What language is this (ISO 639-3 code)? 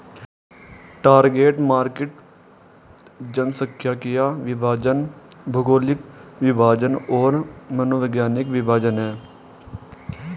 hin